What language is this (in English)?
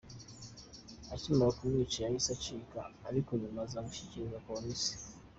Kinyarwanda